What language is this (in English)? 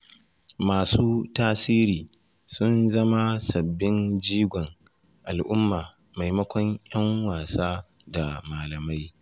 Hausa